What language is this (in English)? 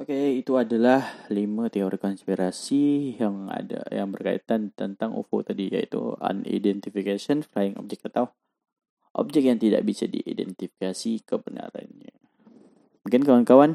Malay